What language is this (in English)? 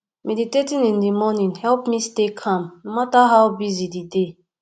Nigerian Pidgin